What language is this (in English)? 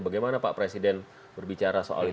Indonesian